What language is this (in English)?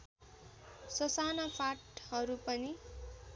Nepali